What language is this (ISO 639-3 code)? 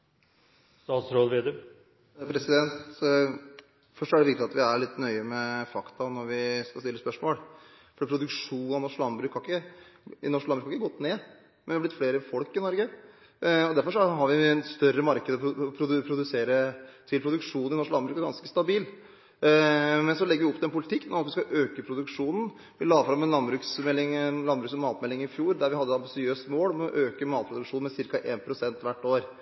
nob